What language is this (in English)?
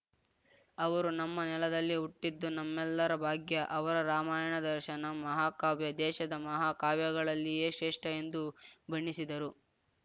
Kannada